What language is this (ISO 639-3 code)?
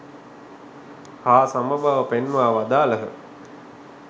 sin